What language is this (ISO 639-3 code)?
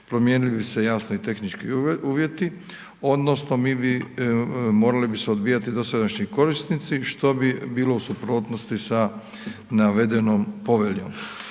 hrv